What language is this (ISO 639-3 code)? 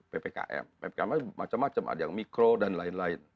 ind